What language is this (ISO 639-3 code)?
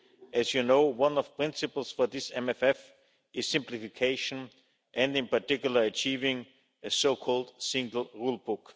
eng